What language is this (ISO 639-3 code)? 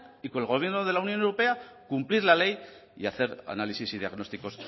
spa